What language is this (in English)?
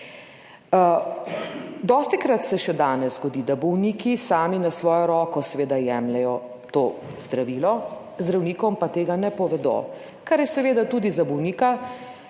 Slovenian